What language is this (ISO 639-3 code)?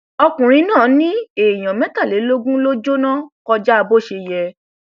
yor